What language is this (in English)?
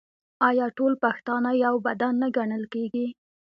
Pashto